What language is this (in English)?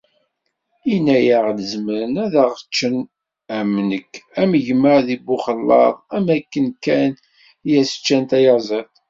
Kabyle